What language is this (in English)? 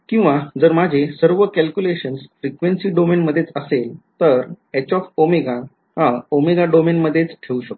Marathi